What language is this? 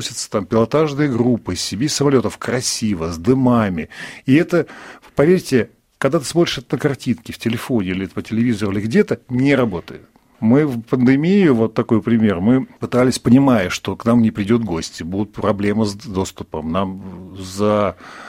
Russian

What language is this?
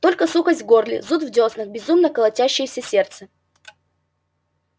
Russian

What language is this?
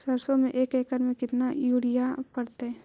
Magahi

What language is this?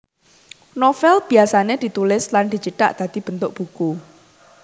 Javanese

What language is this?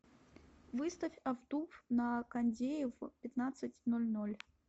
Russian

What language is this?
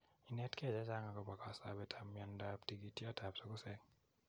Kalenjin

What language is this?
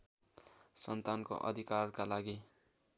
Nepali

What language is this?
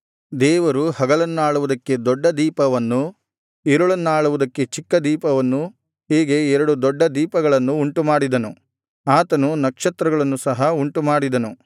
Kannada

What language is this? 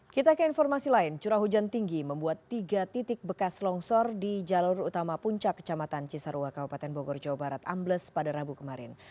Indonesian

